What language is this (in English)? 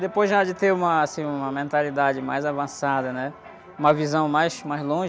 Portuguese